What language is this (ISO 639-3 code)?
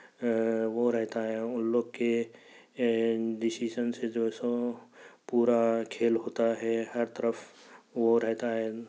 urd